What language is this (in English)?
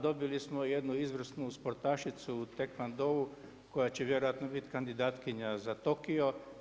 Croatian